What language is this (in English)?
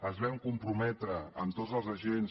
Catalan